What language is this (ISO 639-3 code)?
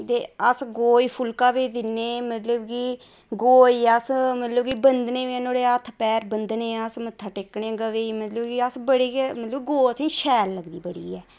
doi